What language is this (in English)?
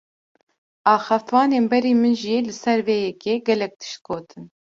Kurdish